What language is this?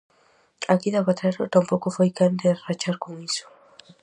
Galician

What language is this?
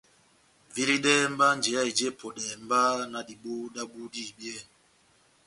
Batanga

